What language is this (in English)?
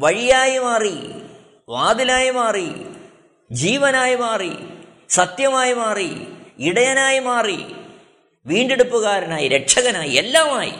Malayalam